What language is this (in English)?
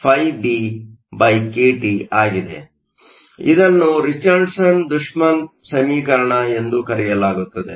Kannada